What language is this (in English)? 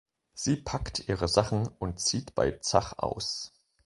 German